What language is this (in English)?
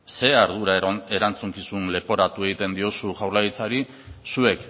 Basque